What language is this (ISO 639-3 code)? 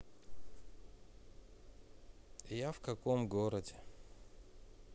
rus